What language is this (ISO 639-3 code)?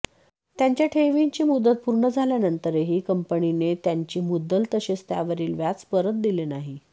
mar